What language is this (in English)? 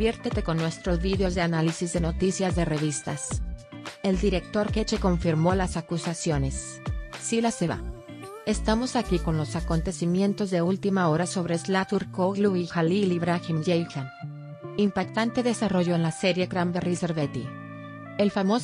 Spanish